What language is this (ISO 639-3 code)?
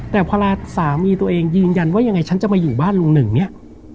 tha